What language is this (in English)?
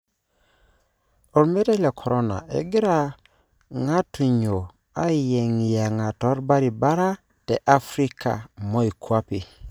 Masai